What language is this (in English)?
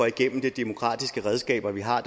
Danish